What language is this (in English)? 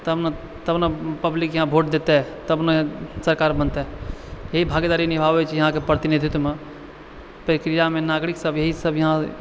Maithili